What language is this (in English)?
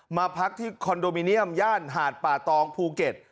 Thai